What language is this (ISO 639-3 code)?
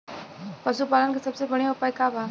bho